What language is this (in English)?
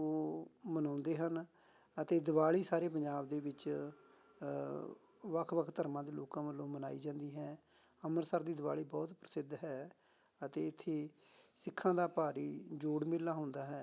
Punjabi